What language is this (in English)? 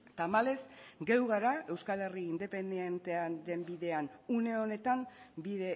Basque